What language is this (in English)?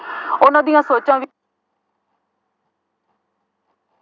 Punjabi